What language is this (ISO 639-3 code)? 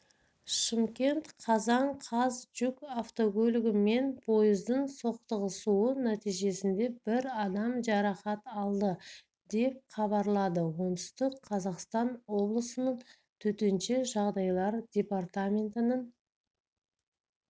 kaz